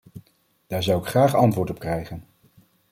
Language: Dutch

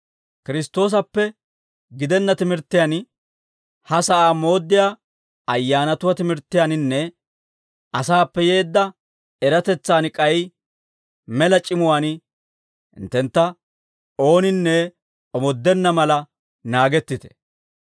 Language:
Dawro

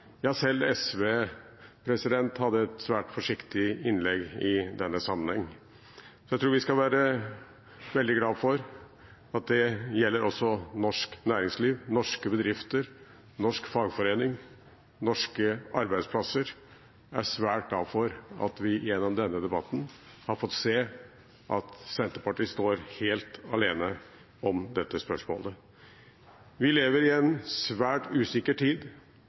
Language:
Norwegian Bokmål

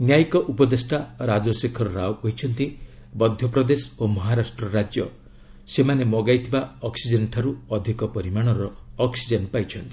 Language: Odia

